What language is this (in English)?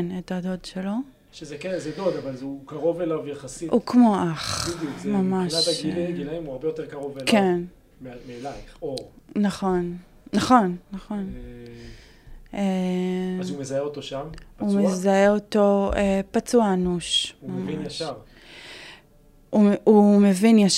Hebrew